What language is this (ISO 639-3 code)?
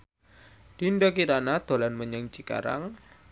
jav